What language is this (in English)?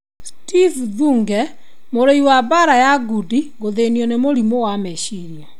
Kikuyu